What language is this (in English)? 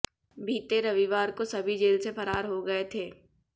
Hindi